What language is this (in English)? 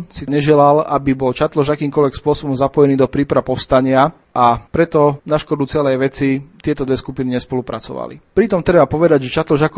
Slovak